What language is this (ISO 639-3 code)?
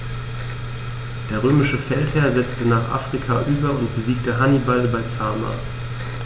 deu